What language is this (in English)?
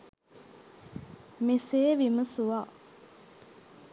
Sinhala